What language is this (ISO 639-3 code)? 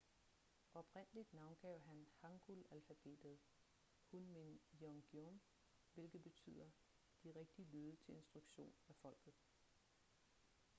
dan